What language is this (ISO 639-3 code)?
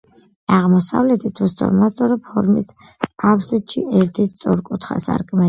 kat